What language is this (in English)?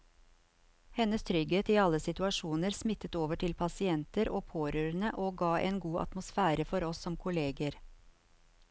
Norwegian